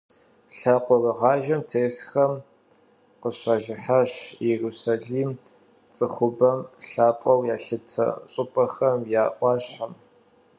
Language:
Kabardian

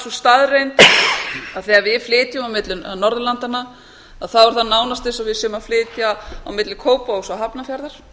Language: Icelandic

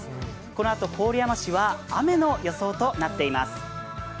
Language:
Japanese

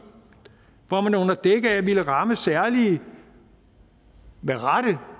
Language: Danish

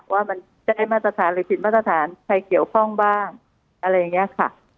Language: Thai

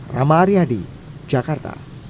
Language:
Indonesian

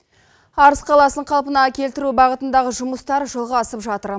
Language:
Kazakh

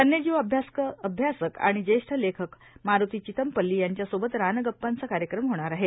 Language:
Marathi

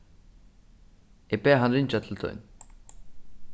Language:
Faroese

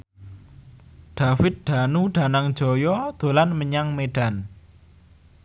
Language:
Javanese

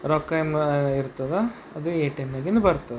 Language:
Kannada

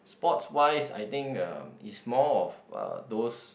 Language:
English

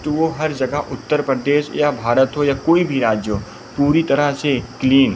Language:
Hindi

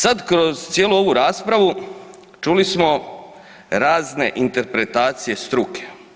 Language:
Croatian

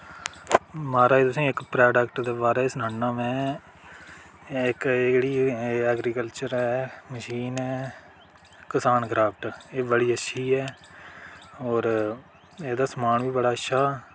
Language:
Dogri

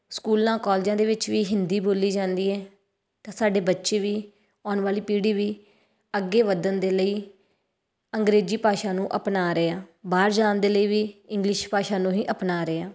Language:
Punjabi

